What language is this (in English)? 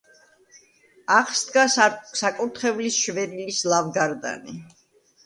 Georgian